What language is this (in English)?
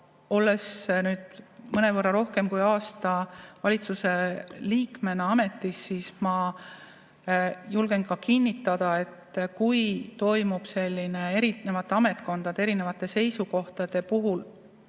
Estonian